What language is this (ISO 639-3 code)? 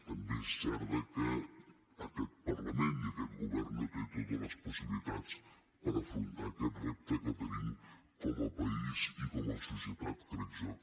cat